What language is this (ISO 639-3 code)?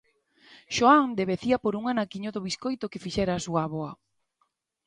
glg